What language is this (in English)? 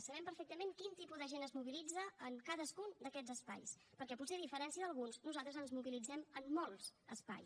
Catalan